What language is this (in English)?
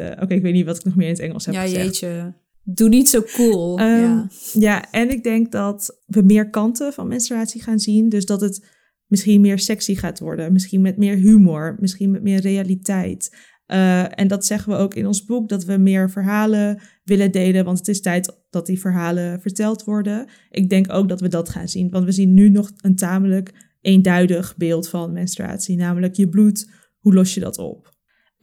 Dutch